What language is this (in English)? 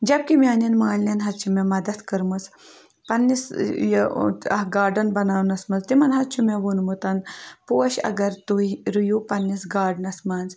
Kashmiri